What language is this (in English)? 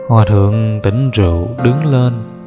Vietnamese